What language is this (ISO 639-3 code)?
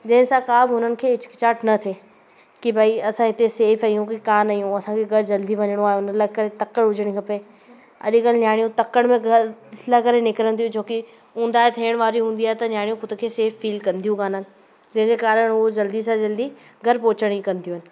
snd